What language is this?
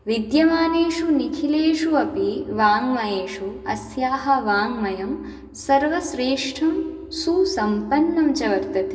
Sanskrit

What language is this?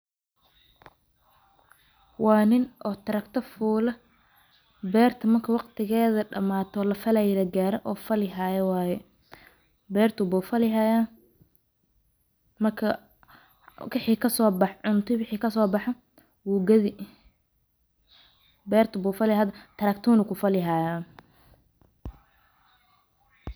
Somali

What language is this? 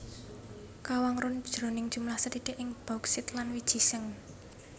Javanese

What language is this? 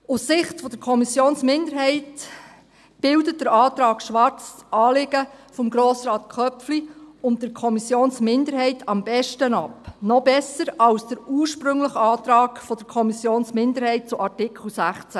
Swiss German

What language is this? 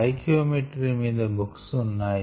Telugu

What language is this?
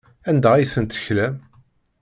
Kabyle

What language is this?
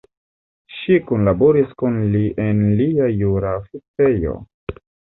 Esperanto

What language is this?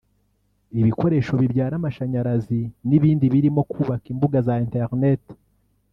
Kinyarwanda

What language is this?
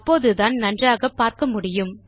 Tamil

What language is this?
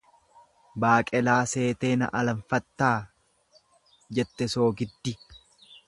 Oromo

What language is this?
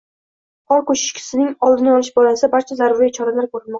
Uzbek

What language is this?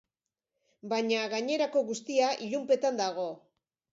Basque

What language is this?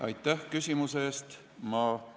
Estonian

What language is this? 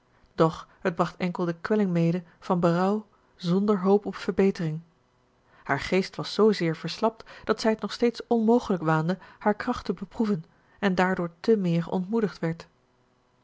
Dutch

